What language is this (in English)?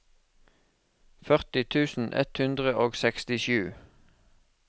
Norwegian